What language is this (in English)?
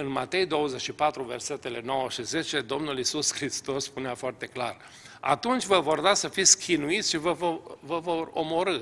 Romanian